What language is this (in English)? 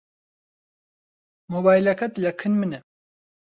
Central Kurdish